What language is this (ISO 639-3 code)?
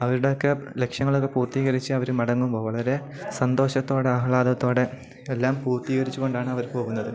mal